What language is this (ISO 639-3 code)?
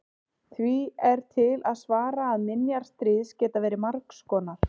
isl